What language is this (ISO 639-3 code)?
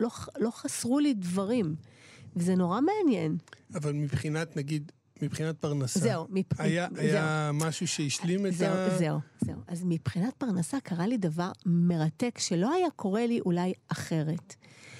heb